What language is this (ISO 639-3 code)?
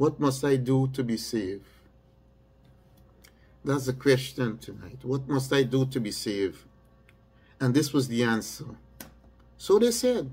eng